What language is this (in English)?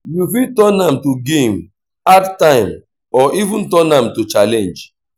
Nigerian Pidgin